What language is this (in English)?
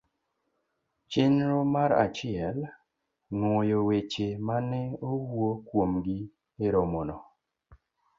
Luo (Kenya and Tanzania)